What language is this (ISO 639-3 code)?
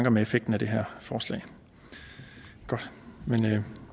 dan